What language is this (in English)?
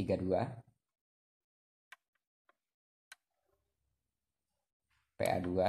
Indonesian